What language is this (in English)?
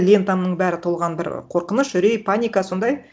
Kazakh